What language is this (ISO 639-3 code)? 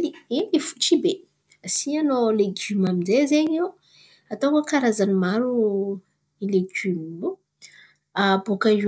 xmv